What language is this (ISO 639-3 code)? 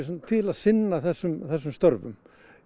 isl